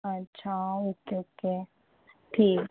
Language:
Marathi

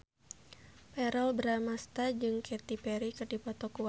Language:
Sundanese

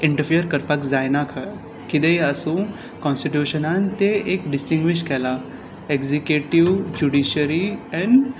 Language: Konkani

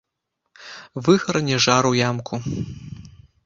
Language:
Belarusian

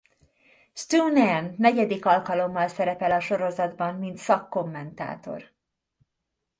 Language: Hungarian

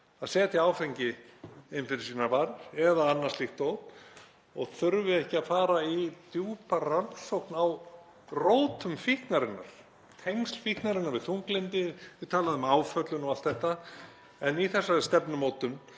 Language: Icelandic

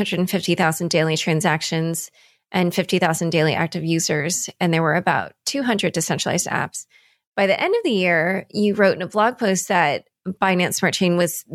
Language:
English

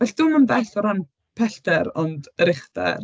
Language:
Welsh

